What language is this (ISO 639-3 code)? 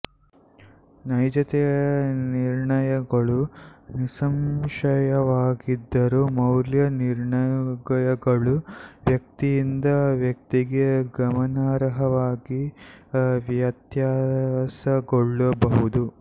kan